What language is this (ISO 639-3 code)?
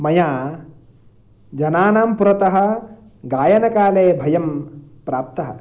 san